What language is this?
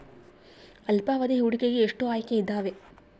Kannada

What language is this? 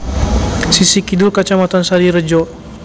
Javanese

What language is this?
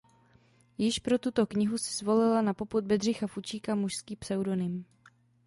Czech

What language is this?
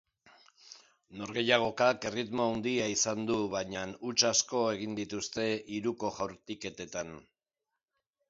Basque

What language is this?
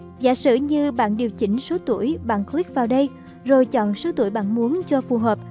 Vietnamese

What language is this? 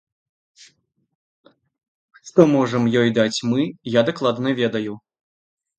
Belarusian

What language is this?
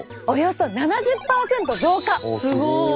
Japanese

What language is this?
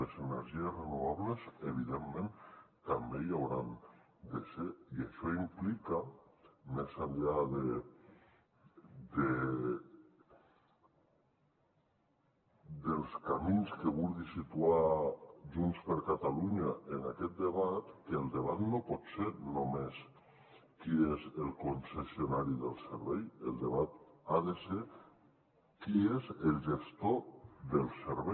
Catalan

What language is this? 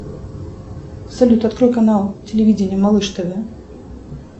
Russian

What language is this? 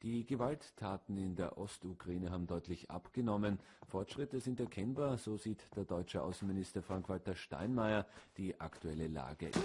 German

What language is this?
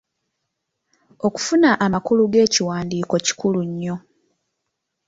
Ganda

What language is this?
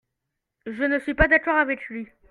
French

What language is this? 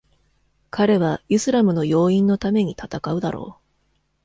Japanese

